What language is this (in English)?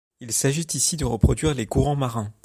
French